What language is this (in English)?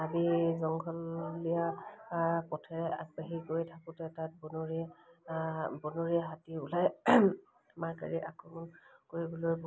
Assamese